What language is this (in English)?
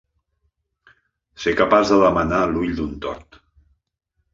Catalan